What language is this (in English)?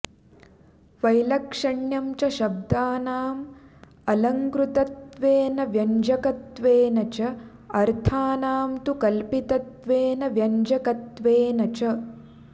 Sanskrit